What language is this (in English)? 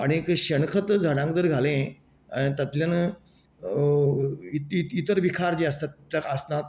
Konkani